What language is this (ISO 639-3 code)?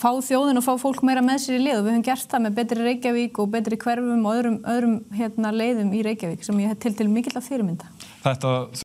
ell